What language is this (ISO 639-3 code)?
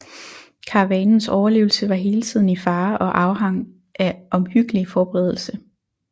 dan